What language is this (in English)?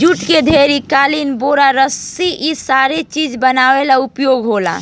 Bhojpuri